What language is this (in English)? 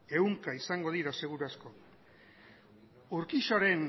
Basque